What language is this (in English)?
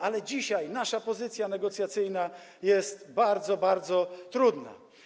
Polish